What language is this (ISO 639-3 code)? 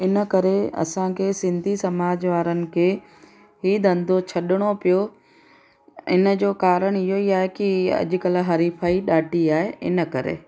snd